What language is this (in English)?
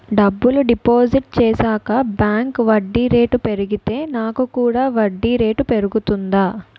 Telugu